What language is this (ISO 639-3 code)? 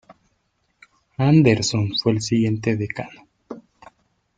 spa